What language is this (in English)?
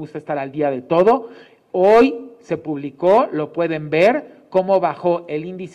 Spanish